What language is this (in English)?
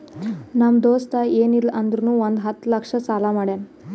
Kannada